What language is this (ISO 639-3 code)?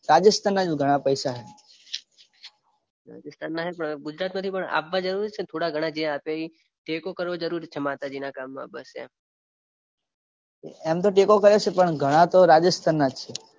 guj